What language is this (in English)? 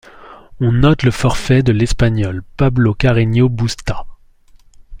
French